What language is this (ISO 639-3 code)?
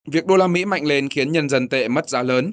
vie